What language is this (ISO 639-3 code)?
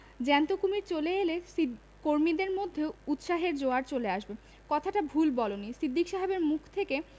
ben